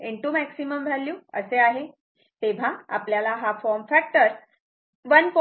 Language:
Marathi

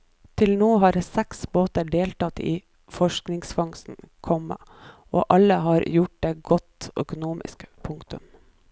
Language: Norwegian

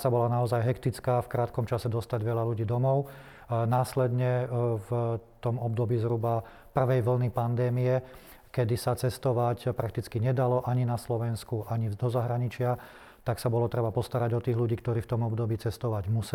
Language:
Slovak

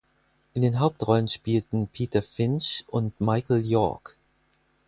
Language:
German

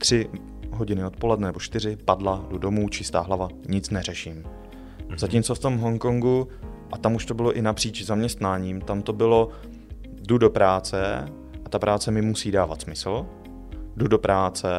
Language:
Czech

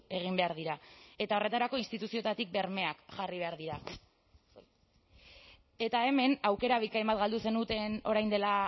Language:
Basque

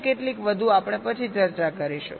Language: Gujarati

